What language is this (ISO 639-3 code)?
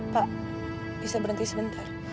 ind